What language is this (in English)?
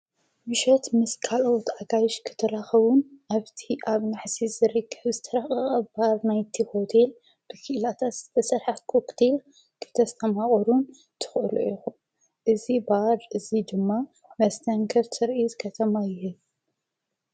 Tigrinya